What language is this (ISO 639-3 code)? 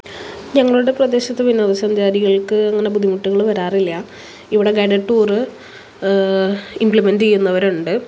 mal